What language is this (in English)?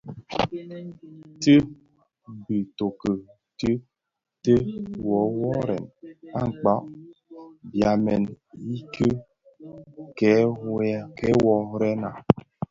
Bafia